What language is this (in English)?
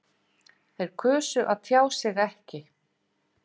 Icelandic